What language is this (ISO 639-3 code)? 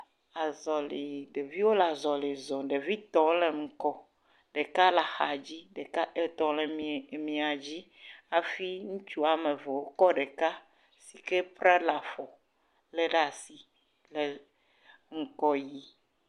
ewe